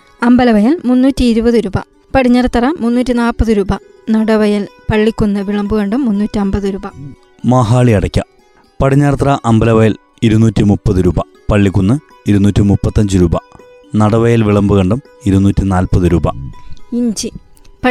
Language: Malayalam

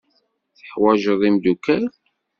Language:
Kabyle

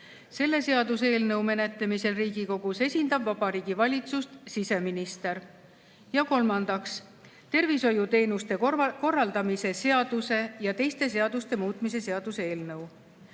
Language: Estonian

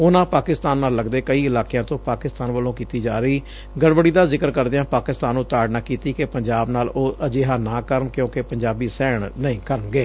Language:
Punjabi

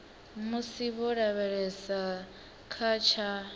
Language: Venda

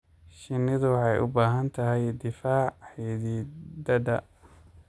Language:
Somali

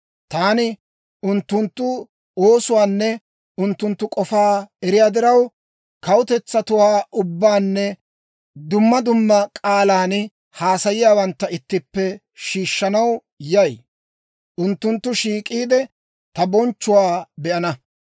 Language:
Dawro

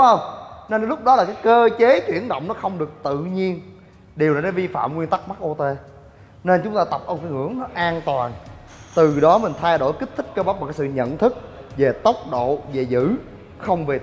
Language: Vietnamese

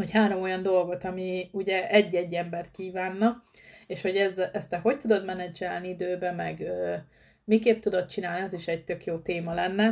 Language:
Hungarian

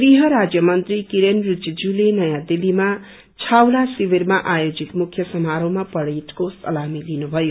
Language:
Nepali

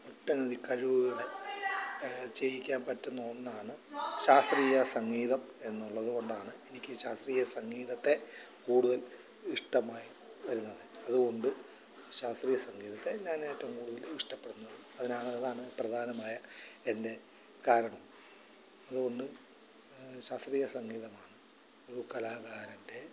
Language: Malayalam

